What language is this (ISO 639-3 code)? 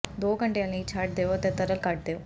pan